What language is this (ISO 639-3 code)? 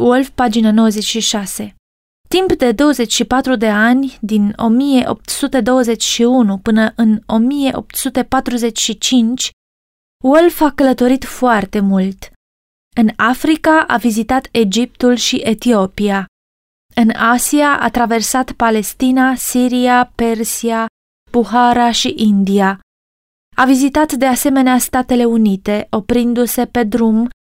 ron